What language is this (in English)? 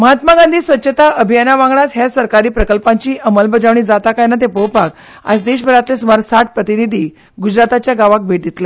Konkani